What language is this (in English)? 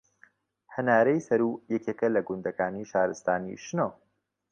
Central Kurdish